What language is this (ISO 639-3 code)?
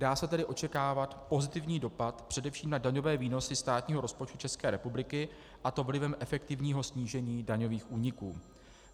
ces